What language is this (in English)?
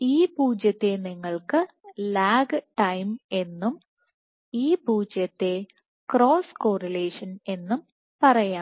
Malayalam